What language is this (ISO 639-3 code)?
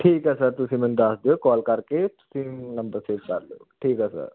pan